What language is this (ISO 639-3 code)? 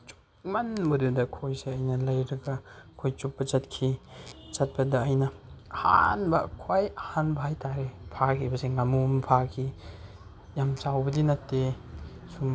mni